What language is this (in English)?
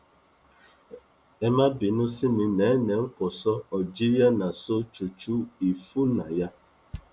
Yoruba